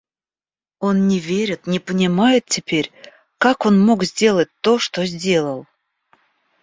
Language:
Russian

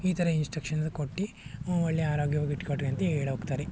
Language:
Kannada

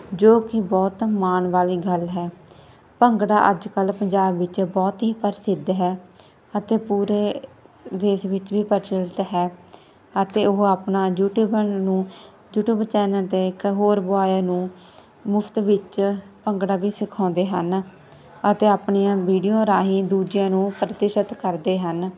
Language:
Punjabi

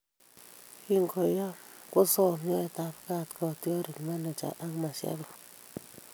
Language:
Kalenjin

